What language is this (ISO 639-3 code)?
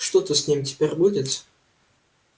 rus